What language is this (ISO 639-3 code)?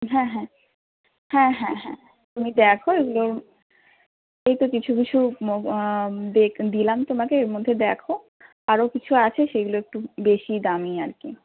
ben